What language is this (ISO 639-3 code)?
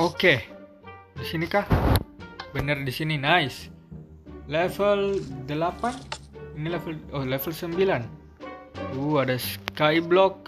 ind